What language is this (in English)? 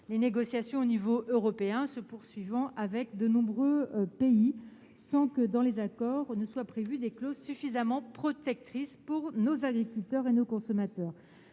French